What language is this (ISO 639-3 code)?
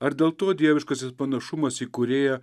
lit